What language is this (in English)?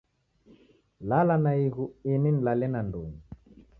Taita